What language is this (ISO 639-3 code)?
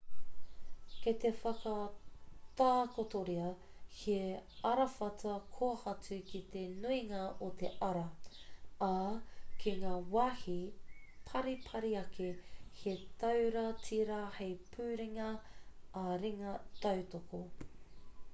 mri